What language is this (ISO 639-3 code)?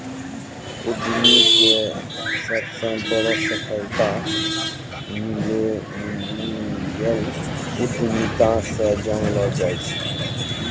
mai